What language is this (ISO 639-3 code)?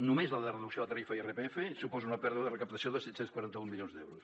cat